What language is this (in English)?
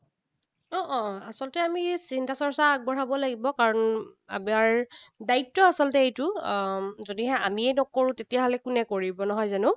Assamese